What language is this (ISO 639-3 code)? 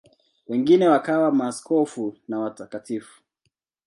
swa